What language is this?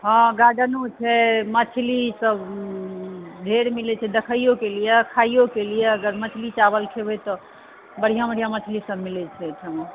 Maithili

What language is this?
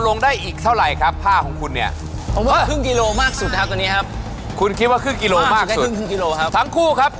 Thai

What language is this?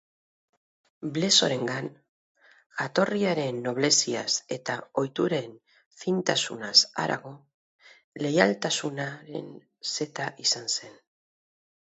Basque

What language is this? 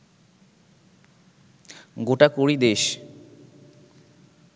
Bangla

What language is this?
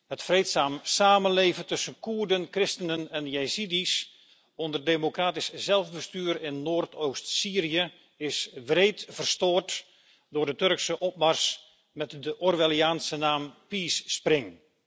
Dutch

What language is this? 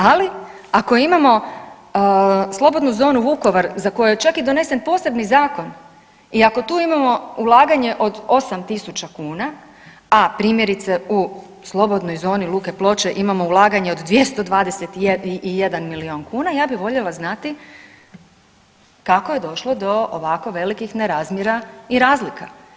Croatian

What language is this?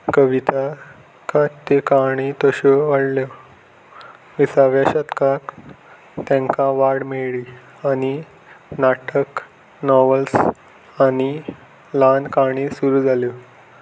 Konkani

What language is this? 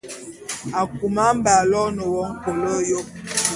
Bulu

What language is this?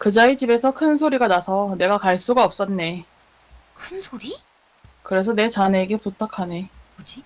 Korean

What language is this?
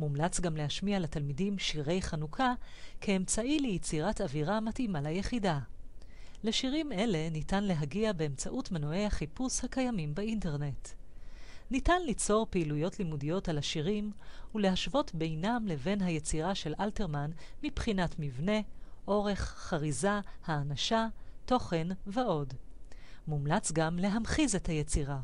Hebrew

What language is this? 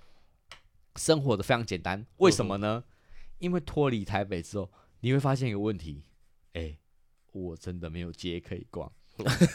Chinese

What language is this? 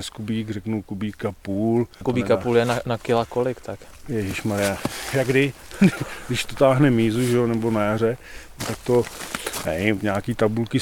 Czech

